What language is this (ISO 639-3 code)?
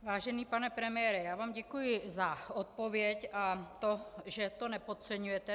ces